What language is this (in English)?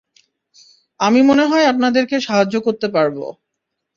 Bangla